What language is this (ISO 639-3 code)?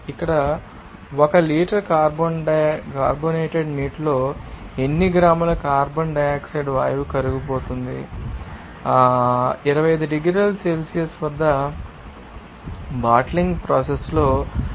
tel